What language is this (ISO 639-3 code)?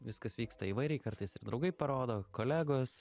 lit